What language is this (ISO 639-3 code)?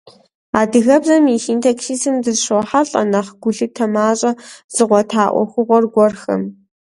kbd